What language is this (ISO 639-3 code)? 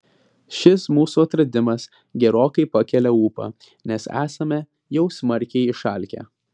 lit